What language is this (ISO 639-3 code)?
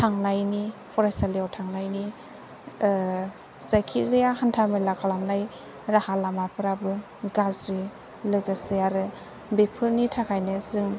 brx